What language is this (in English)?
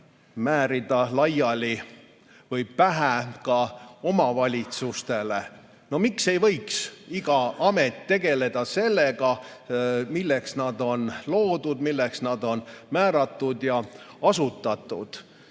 Estonian